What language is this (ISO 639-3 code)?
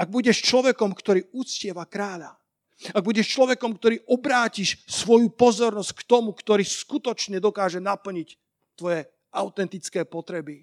slk